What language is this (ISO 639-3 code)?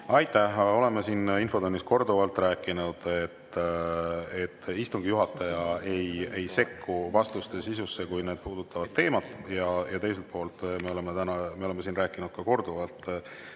est